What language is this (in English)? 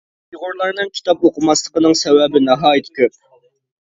Uyghur